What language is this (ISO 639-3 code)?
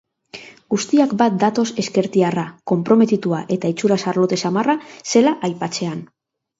eus